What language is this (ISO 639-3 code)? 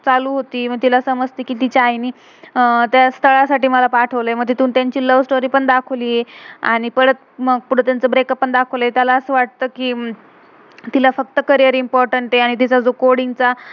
mar